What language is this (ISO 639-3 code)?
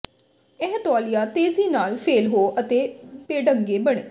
pan